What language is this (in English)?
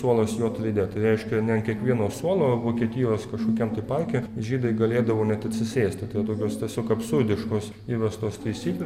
Lithuanian